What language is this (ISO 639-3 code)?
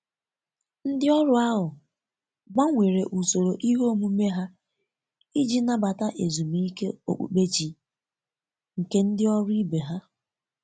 ibo